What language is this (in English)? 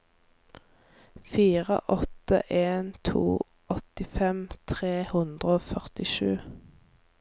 Norwegian